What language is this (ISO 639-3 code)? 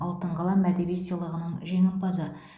kaz